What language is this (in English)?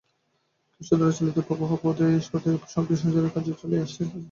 Bangla